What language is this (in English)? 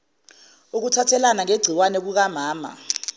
Zulu